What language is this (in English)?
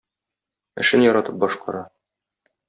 Tatar